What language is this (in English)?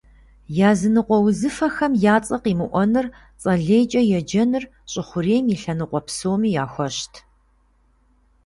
Kabardian